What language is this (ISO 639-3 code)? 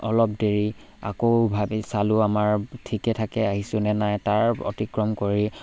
asm